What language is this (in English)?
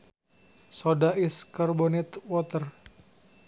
Sundanese